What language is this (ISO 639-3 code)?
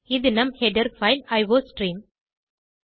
tam